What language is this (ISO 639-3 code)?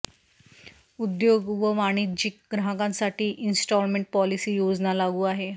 mar